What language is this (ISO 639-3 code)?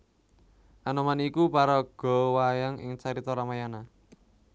jav